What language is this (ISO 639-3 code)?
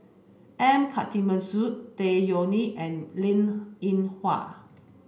eng